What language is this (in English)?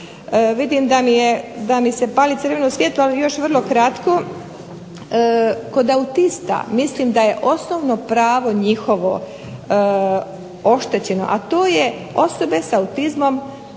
Croatian